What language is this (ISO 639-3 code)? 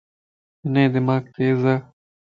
lss